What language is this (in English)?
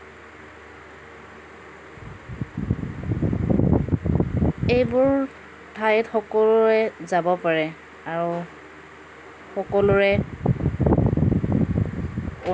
Assamese